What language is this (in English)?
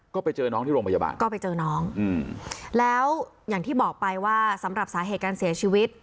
Thai